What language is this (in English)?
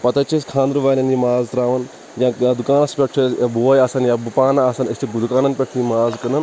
Kashmiri